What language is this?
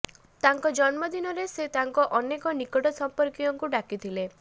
Odia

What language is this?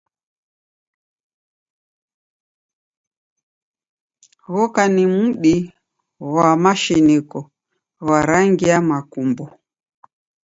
Taita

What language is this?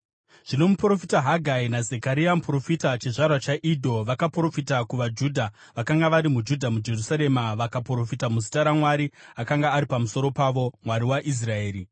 Shona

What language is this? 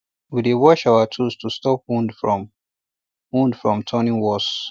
Nigerian Pidgin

